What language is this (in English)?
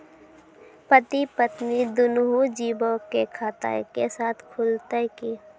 Maithili